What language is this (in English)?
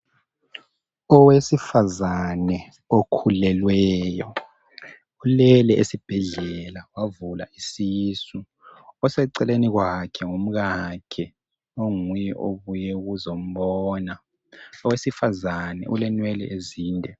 North Ndebele